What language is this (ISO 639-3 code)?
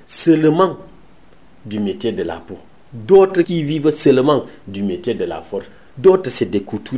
fra